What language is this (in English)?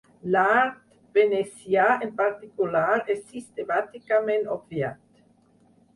Catalan